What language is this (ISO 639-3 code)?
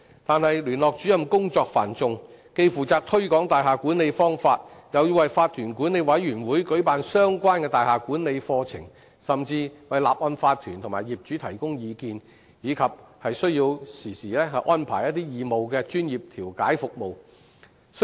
yue